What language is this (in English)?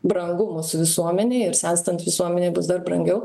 Lithuanian